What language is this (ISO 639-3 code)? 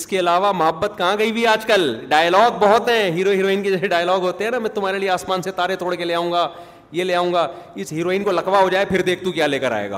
urd